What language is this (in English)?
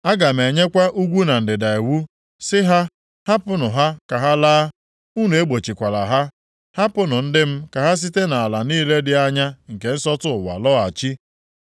Igbo